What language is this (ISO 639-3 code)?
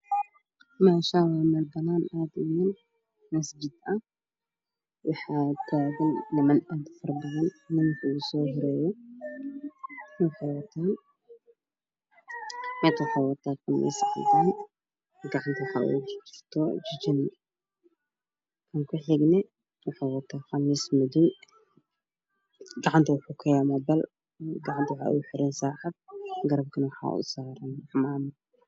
som